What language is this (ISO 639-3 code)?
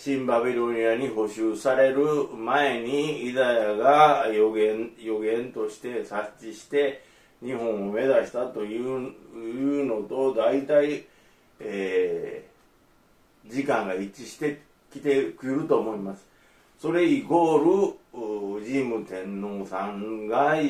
jpn